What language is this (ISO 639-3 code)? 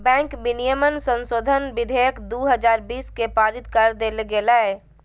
mag